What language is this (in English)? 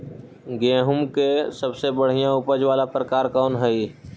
Magahi